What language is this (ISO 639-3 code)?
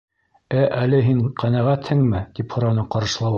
bak